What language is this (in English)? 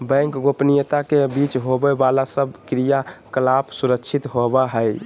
Magahi